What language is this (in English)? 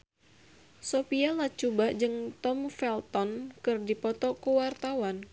Sundanese